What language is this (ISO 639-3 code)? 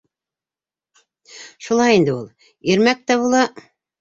bak